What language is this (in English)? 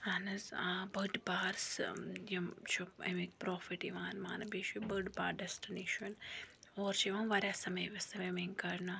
Kashmiri